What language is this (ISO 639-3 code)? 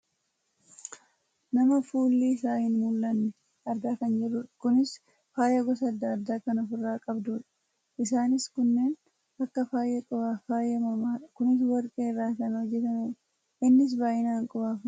orm